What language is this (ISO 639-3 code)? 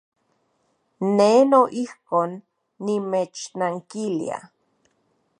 ncx